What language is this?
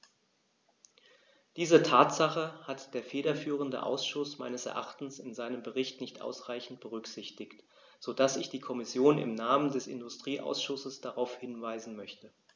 German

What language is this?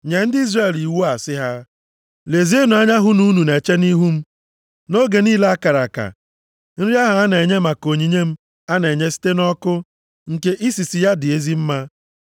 Igbo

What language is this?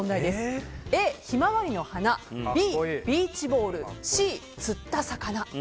Japanese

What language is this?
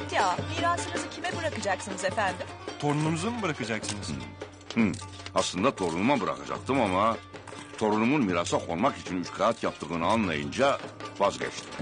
Turkish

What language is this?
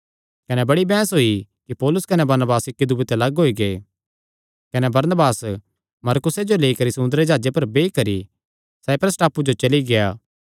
Kangri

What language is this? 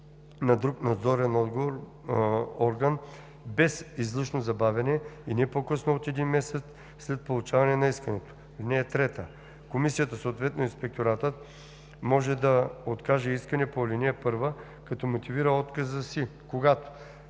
Bulgarian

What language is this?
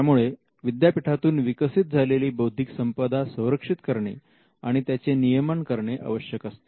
Marathi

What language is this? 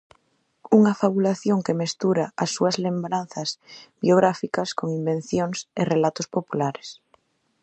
Galician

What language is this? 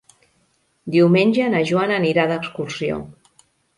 Catalan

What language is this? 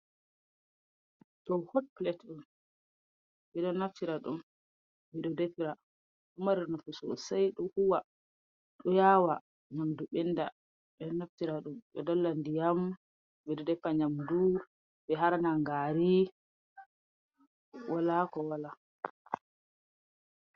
Fula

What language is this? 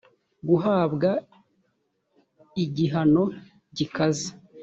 Kinyarwanda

